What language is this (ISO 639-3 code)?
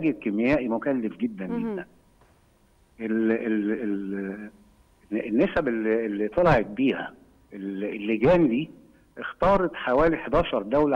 ara